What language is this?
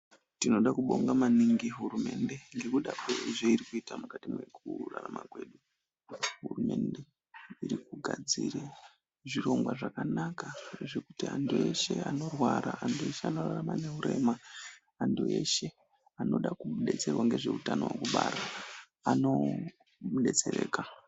Ndau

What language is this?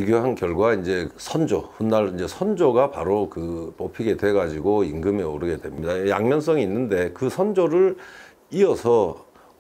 Korean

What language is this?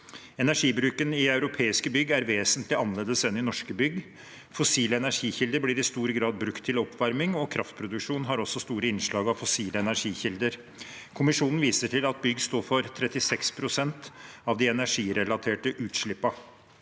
Norwegian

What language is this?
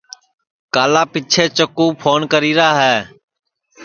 Sansi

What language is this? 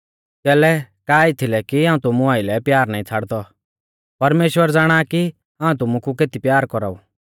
Mahasu Pahari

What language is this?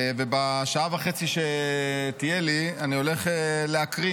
Hebrew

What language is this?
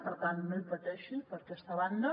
Catalan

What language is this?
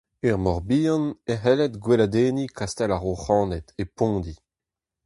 Breton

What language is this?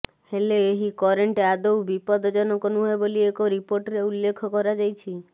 Odia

